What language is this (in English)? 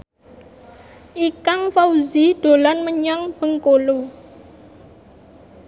Javanese